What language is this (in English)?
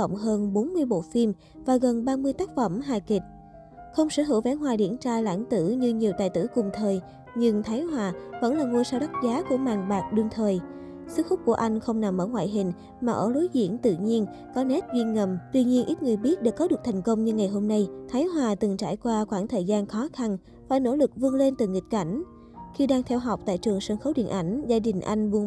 Vietnamese